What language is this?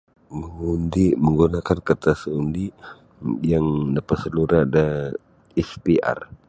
Sabah Bisaya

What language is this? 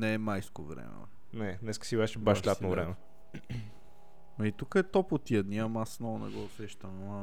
Bulgarian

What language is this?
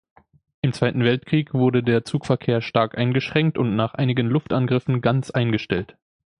German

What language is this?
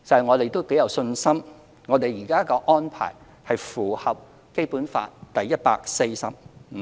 Cantonese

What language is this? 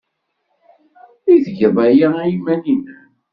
Kabyle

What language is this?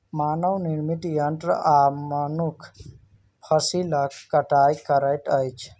Maithili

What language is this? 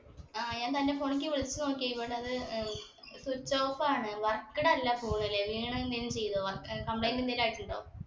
Malayalam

